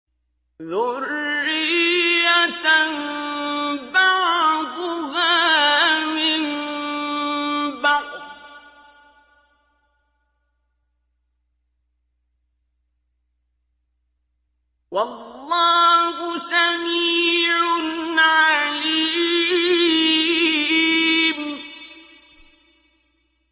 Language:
Arabic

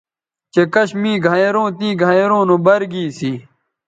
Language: Bateri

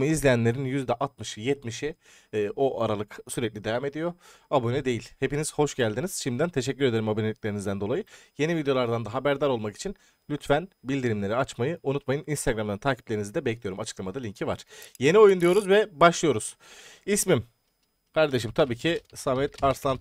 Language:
Turkish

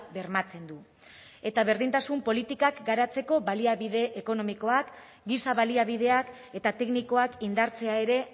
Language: Basque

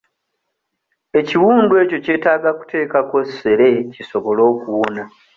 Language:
Ganda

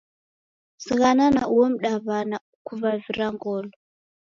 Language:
Taita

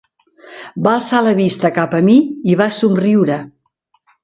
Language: Catalan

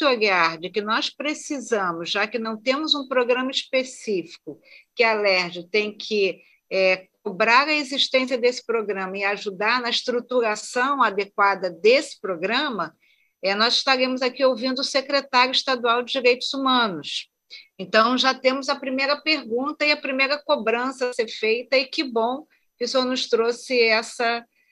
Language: Portuguese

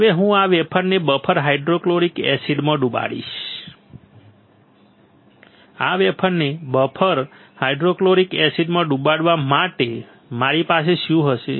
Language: Gujarati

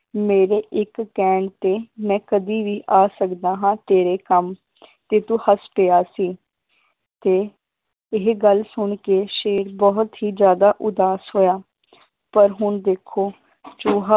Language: Punjabi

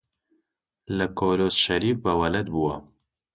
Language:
Central Kurdish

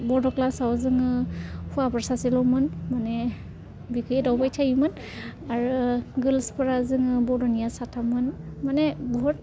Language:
Bodo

